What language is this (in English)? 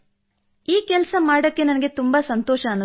Kannada